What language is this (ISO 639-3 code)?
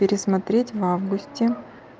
rus